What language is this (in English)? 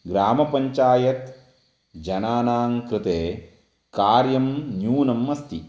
Sanskrit